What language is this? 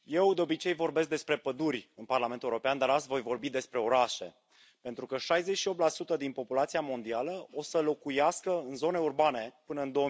Romanian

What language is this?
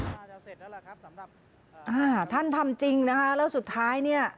Thai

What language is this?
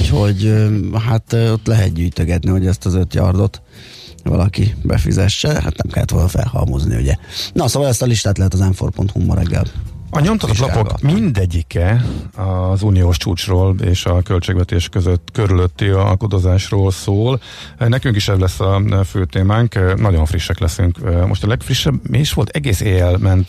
Hungarian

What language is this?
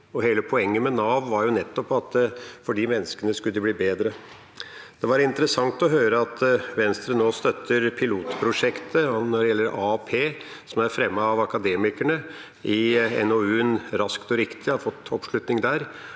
Norwegian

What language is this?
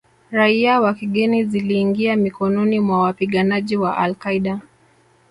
Swahili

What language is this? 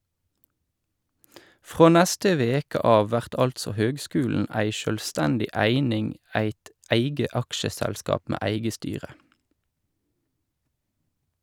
Norwegian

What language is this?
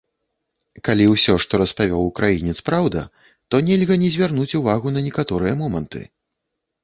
Belarusian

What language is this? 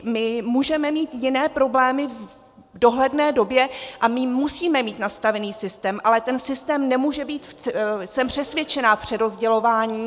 Czech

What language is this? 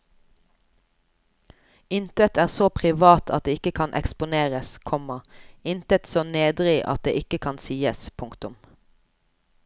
Norwegian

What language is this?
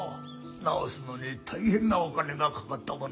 Japanese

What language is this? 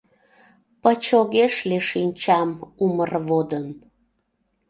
Mari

